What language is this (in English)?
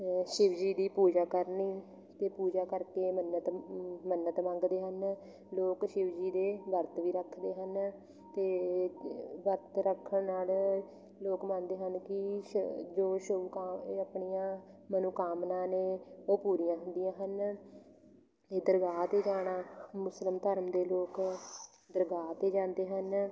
Punjabi